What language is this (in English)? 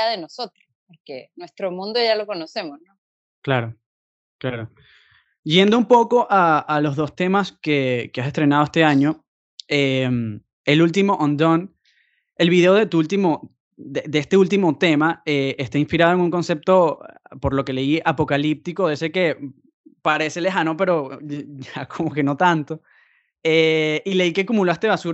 Spanish